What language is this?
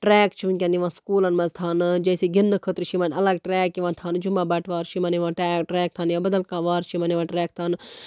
Kashmiri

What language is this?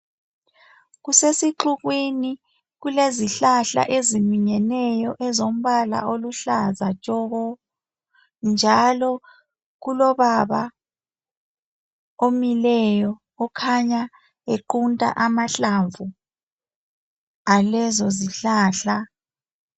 North Ndebele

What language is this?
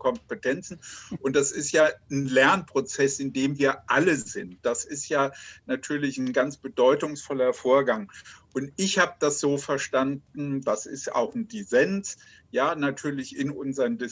German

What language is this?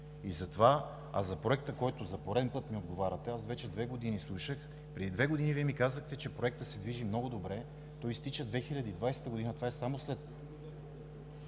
Bulgarian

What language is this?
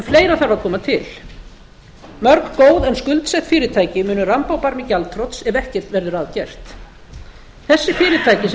Icelandic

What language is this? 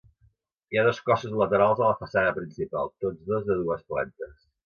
Catalan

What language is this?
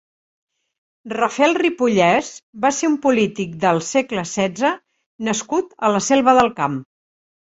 Catalan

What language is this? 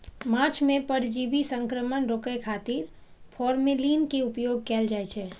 Maithili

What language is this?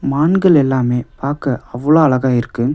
Tamil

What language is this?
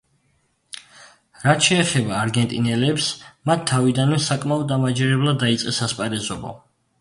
Georgian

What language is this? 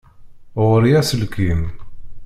Kabyle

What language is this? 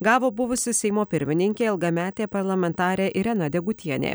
Lithuanian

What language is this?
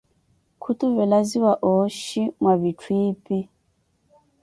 Koti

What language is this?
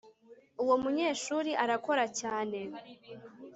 Kinyarwanda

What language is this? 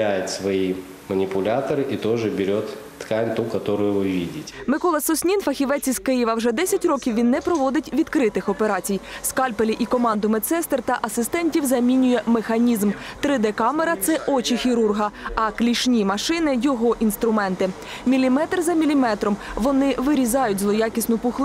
Ukrainian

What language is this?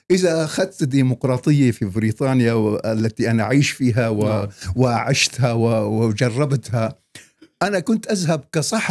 Arabic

